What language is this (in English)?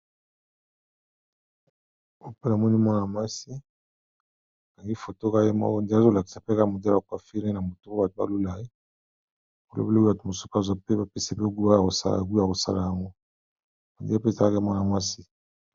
Lingala